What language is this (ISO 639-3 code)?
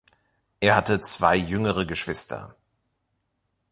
deu